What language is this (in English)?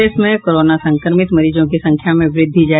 Hindi